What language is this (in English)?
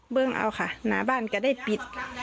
Thai